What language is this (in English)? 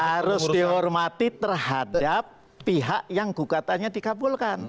Indonesian